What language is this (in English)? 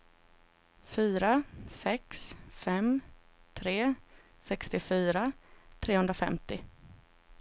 Swedish